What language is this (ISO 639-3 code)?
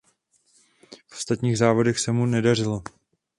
ces